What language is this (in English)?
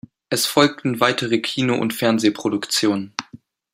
German